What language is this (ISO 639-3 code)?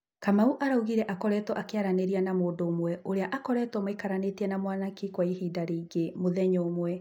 kik